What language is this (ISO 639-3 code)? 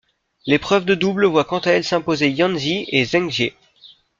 fra